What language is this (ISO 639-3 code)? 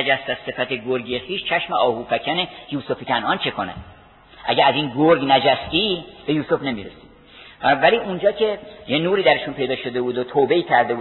fas